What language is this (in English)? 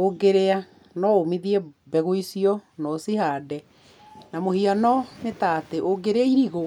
Kikuyu